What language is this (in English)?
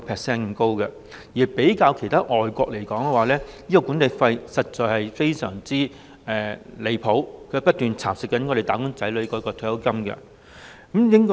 Cantonese